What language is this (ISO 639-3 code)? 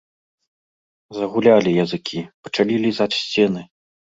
bel